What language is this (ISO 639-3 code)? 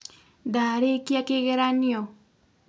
kik